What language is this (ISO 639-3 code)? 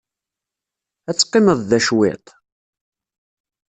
kab